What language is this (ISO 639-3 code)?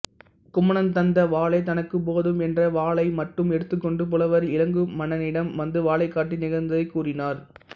tam